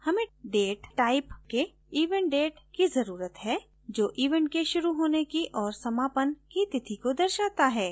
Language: Hindi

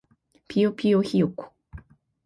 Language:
Japanese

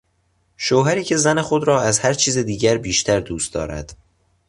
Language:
Persian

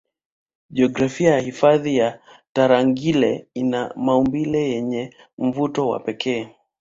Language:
Swahili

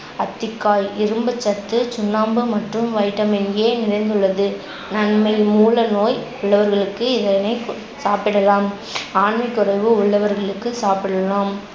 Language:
Tamil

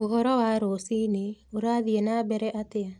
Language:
Kikuyu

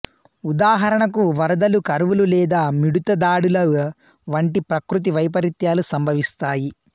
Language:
Telugu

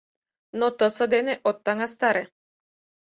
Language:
Mari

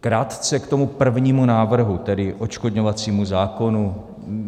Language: Czech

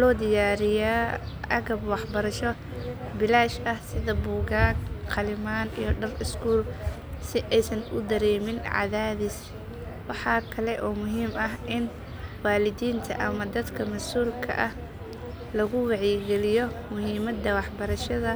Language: Somali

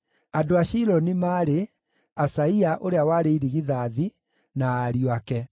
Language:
Kikuyu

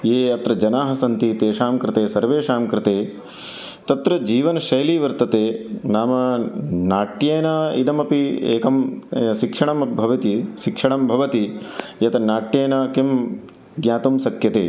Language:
Sanskrit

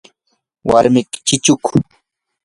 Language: Yanahuanca Pasco Quechua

